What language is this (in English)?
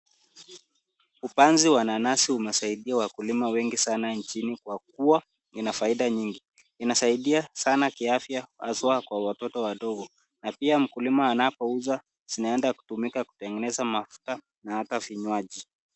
Swahili